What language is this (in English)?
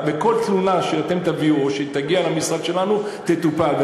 Hebrew